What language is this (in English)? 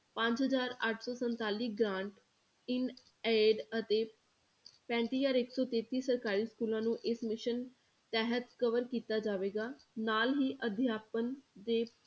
Punjabi